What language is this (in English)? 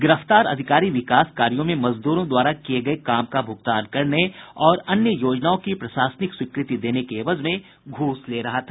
Hindi